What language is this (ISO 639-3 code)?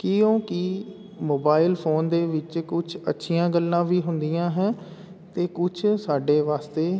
pan